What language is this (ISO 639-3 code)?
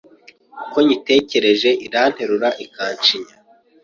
kin